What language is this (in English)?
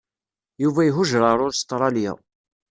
Kabyle